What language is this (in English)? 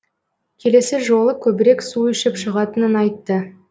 Kazakh